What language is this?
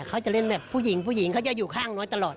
Thai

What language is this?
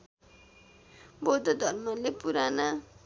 Nepali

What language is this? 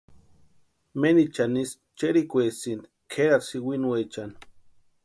Western Highland Purepecha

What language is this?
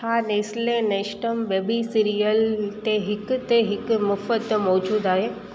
Sindhi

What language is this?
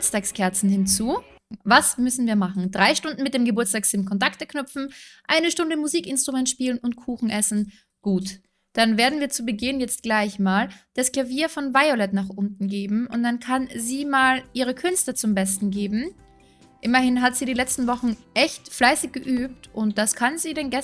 German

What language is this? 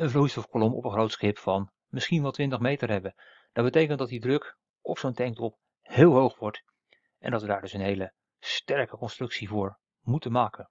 Dutch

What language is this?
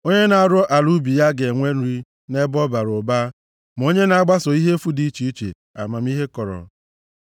Igbo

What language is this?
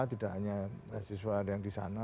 Indonesian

